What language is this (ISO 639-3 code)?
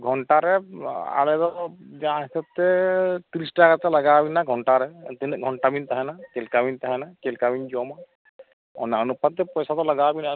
sat